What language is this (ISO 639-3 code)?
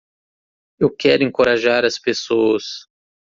por